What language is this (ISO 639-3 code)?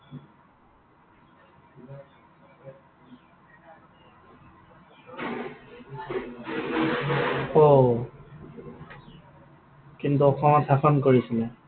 asm